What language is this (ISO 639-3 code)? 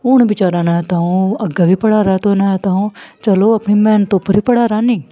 doi